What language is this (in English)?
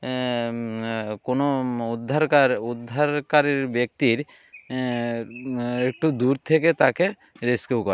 Bangla